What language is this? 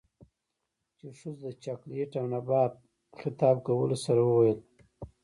Pashto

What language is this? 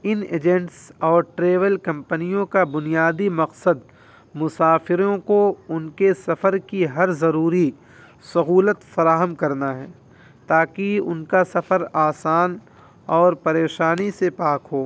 Urdu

